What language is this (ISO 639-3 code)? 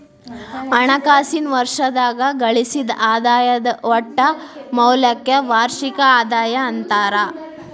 kan